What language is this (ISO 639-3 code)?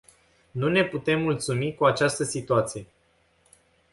ron